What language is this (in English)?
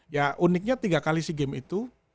Indonesian